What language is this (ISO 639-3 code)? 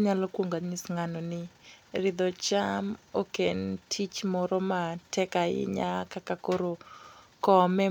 luo